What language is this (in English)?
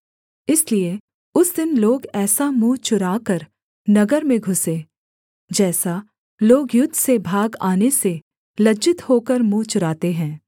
Hindi